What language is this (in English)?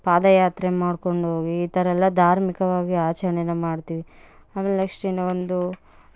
Kannada